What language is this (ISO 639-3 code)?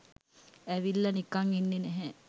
sin